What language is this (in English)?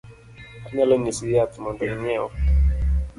Luo (Kenya and Tanzania)